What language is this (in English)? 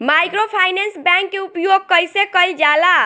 Bhojpuri